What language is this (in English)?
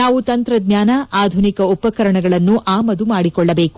Kannada